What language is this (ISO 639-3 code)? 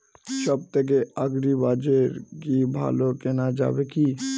ben